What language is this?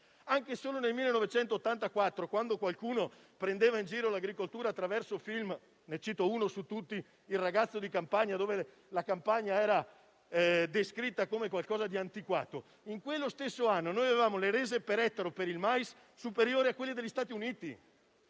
Italian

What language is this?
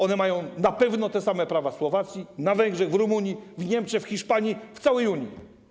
Polish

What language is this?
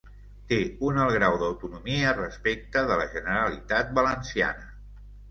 Catalan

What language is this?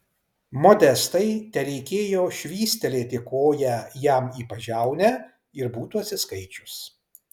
Lithuanian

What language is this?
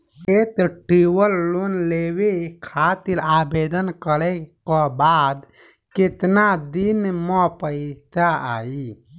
Bhojpuri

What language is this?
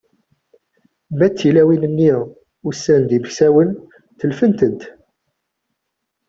Kabyle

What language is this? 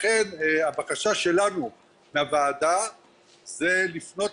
Hebrew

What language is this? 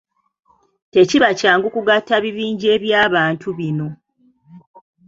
Ganda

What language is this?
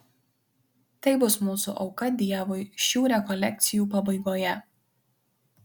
Lithuanian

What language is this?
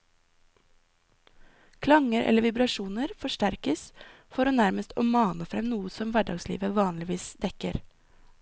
Norwegian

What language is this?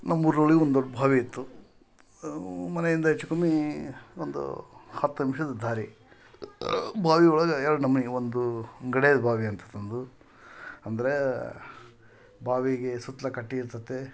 Kannada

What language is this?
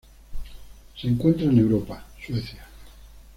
Spanish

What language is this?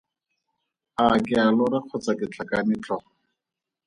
Tswana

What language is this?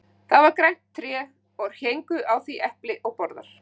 Icelandic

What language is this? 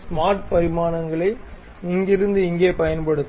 Tamil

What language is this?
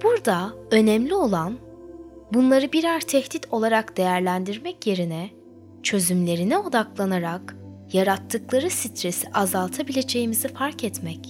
Turkish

